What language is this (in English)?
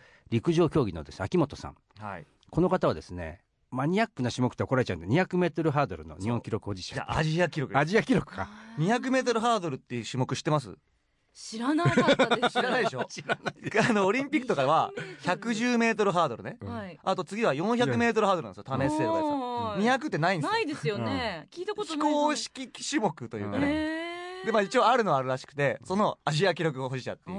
Japanese